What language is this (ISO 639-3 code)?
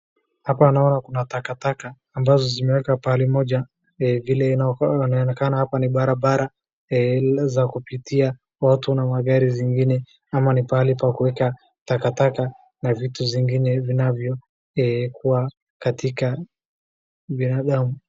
swa